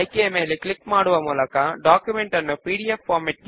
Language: Telugu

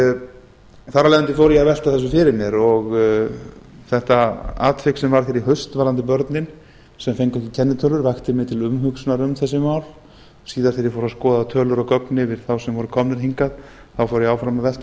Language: Icelandic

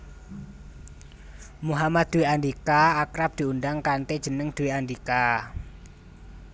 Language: Javanese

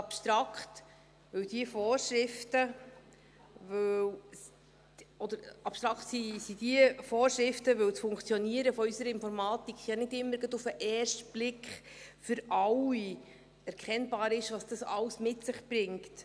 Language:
Swiss German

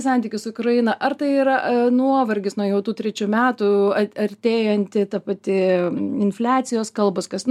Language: Lithuanian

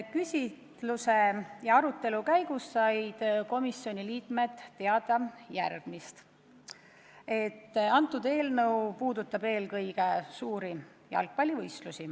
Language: Estonian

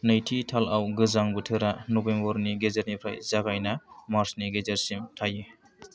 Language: Bodo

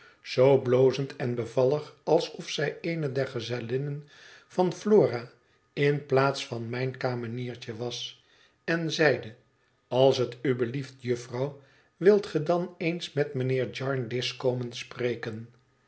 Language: Dutch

